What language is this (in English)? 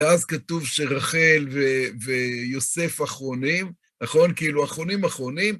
Hebrew